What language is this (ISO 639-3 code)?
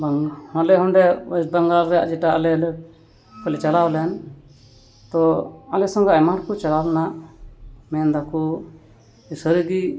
sat